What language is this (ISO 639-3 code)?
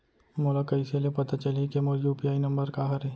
hne